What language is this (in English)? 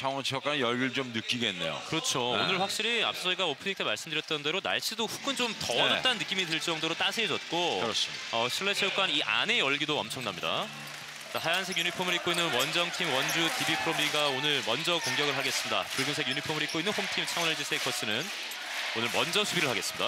Korean